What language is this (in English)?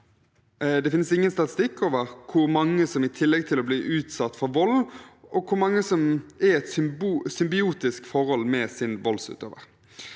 Norwegian